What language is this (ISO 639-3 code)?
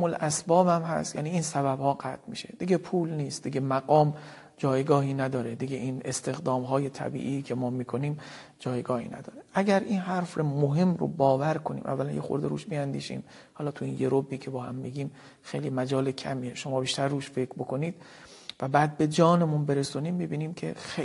fas